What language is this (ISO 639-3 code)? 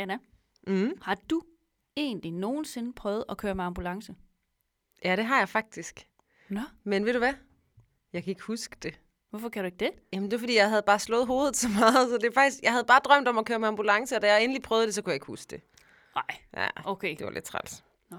dan